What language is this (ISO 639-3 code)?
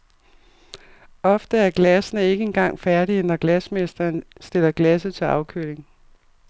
dan